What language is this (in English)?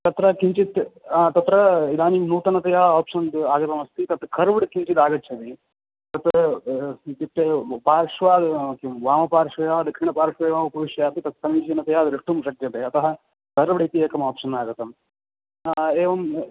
Sanskrit